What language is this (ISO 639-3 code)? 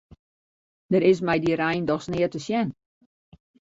fry